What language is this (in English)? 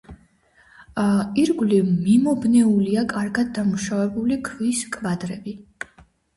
Georgian